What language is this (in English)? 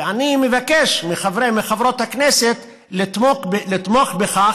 Hebrew